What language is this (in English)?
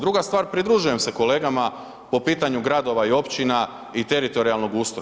Croatian